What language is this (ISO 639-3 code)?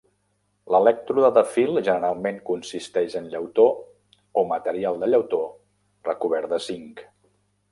cat